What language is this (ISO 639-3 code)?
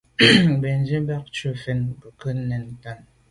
byv